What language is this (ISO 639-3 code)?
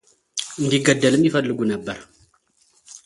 amh